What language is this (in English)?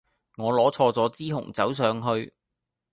Cantonese